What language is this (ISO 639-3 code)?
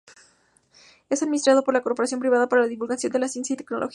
spa